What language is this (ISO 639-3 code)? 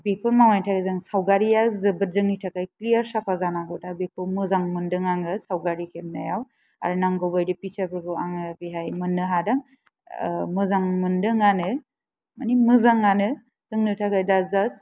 brx